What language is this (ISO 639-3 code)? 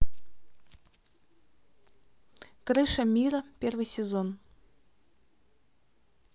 rus